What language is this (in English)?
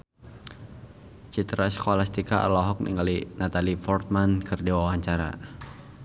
Sundanese